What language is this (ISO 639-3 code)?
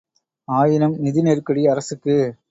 tam